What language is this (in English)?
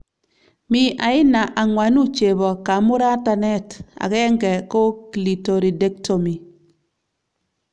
Kalenjin